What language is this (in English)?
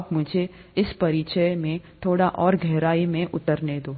Hindi